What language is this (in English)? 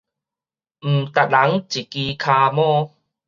Min Nan Chinese